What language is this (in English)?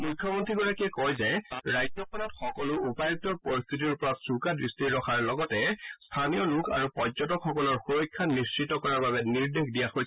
Assamese